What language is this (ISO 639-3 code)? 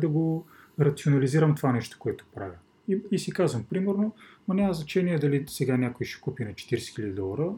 bul